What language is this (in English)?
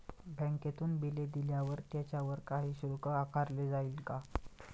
Marathi